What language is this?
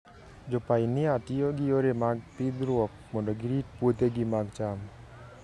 Luo (Kenya and Tanzania)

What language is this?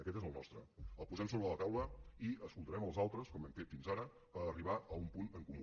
Catalan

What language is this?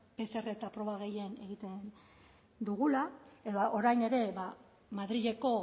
Basque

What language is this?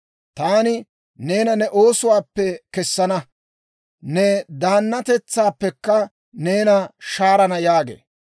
Dawro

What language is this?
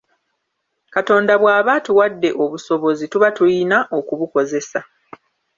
Ganda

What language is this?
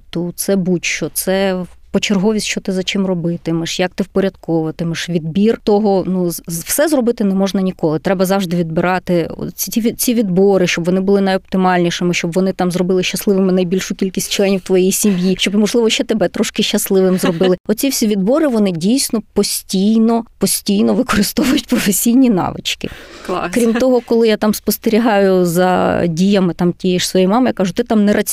Ukrainian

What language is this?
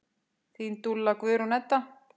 Icelandic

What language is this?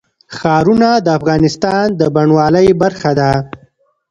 Pashto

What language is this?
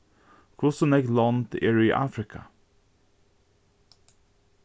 Faroese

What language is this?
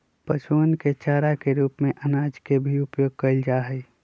Magahi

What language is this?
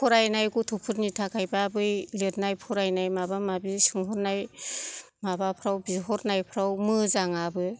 Bodo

